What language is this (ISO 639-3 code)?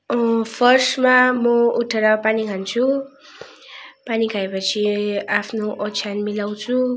nep